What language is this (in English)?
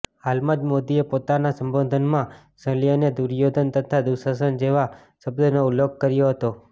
Gujarati